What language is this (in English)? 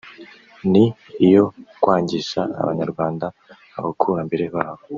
Kinyarwanda